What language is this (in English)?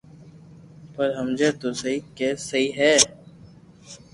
Loarki